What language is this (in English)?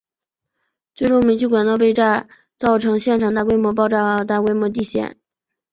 Chinese